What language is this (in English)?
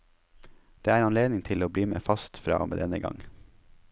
Norwegian